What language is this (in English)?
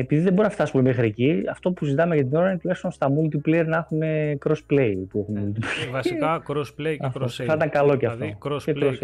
Greek